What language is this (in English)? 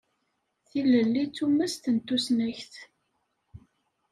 Kabyle